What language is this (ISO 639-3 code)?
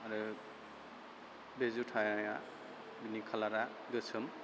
brx